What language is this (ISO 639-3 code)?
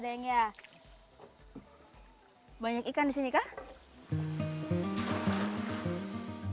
ind